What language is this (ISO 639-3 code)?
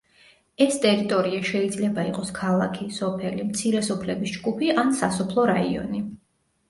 kat